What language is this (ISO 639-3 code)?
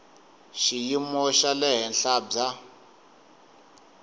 tso